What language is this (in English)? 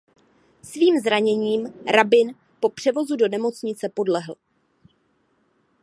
Czech